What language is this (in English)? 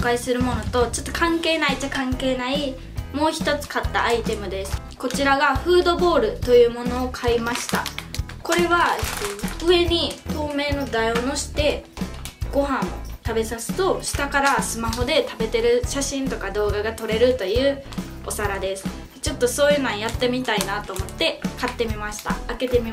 Japanese